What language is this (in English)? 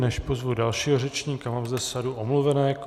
Czech